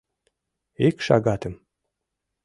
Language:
Mari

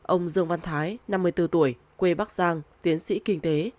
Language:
Vietnamese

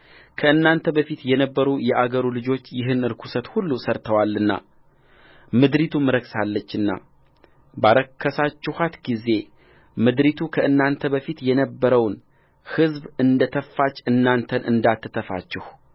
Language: Amharic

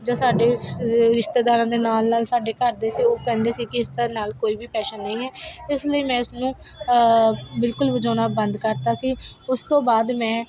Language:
Punjabi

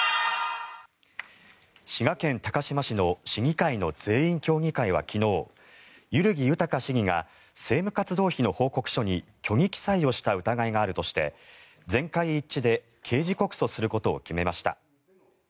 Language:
Japanese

